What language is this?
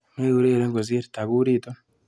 Kalenjin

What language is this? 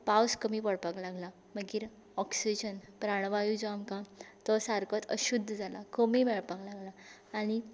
Konkani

